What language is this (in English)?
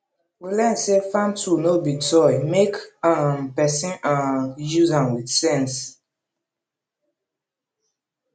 Nigerian Pidgin